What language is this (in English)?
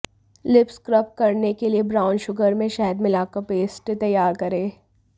Hindi